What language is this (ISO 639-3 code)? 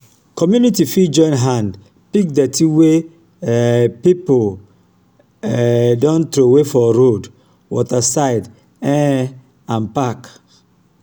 pcm